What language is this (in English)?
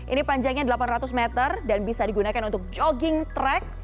Indonesian